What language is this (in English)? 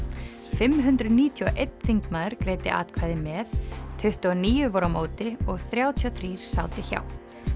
Icelandic